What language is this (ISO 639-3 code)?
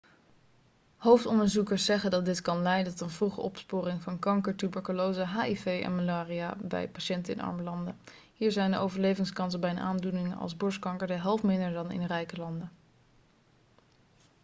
nld